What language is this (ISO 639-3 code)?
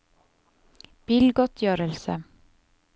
nor